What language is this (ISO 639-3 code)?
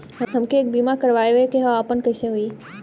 bho